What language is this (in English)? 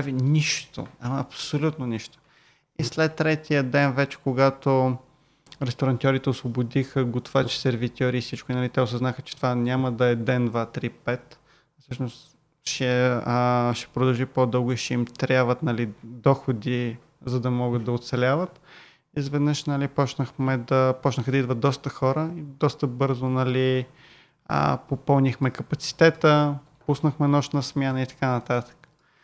Bulgarian